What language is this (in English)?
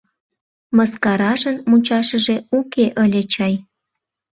Mari